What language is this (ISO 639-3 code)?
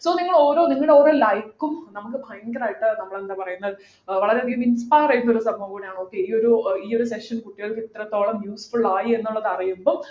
mal